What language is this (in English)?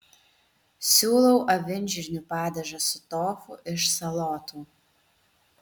Lithuanian